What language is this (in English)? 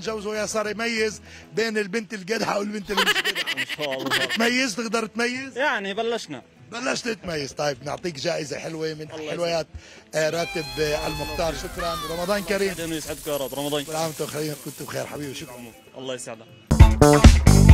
Arabic